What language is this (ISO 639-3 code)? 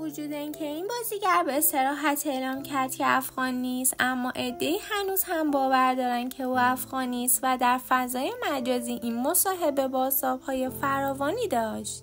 fas